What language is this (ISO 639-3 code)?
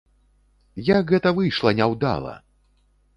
bel